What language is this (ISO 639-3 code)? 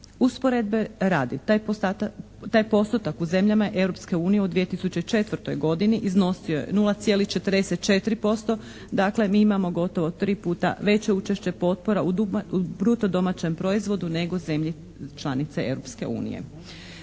hrv